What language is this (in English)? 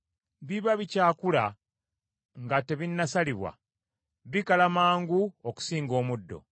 Ganda